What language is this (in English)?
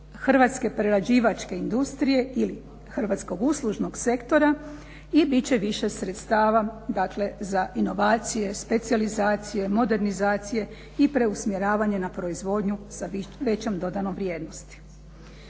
Croatian